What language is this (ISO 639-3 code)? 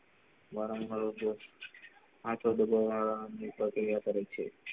guj